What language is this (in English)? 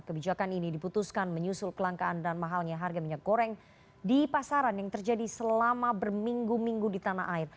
Indonesian